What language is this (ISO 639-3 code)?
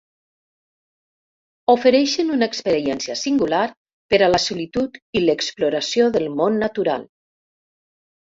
cat